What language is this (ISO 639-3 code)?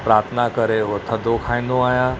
snd